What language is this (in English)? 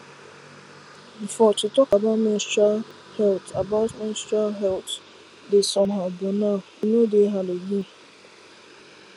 Nigerian Pidgin